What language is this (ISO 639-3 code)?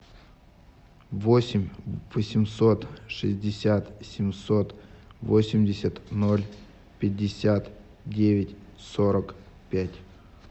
rus